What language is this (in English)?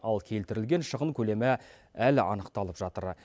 Kazakh